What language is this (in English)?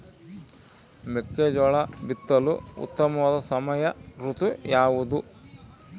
Kannada